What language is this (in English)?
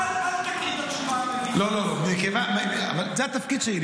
Hebrew